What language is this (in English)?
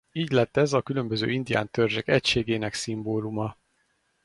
Hungarian